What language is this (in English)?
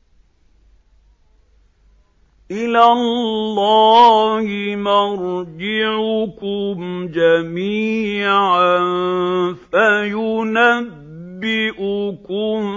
Arabic